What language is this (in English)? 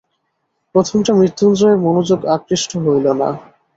Bangla